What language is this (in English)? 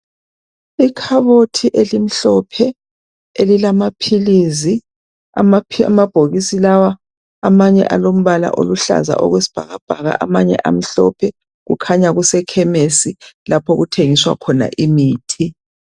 North Ndebele